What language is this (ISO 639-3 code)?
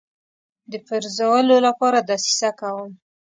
pus